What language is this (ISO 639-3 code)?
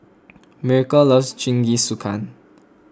eng